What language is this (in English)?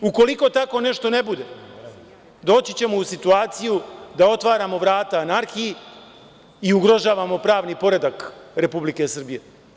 Serbian